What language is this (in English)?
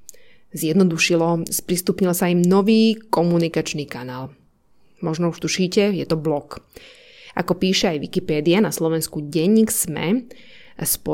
Slovak